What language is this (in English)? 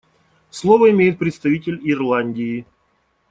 Russian